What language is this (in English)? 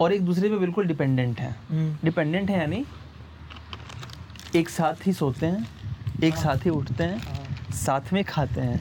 Hindi